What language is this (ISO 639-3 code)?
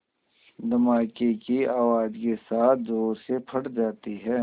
hin